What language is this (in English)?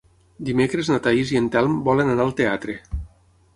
Catalan